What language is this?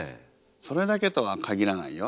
Japanese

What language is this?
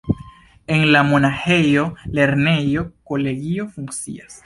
Esperanto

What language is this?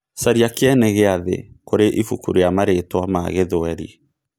Kikuyu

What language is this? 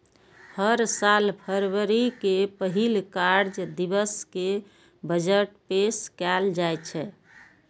Maithili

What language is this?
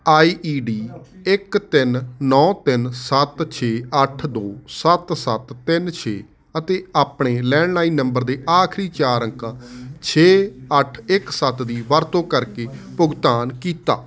Punjabi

